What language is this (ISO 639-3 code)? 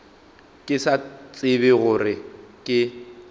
nso